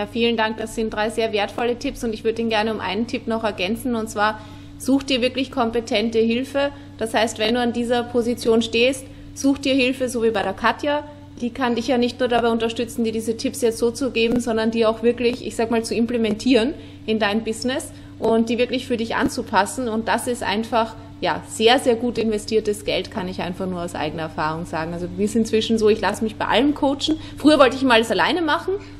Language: German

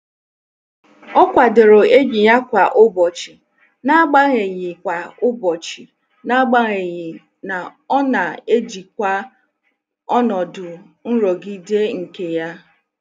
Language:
Igbo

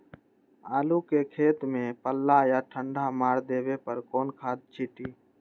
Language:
Magahi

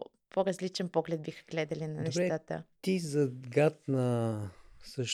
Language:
Bulgarian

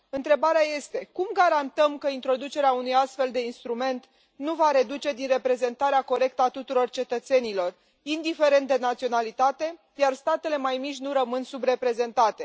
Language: Romanian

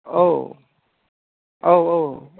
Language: Bodo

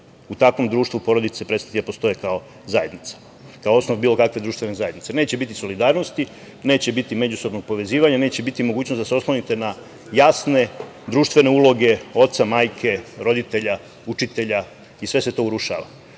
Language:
Serbian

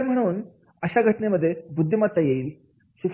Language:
Marathi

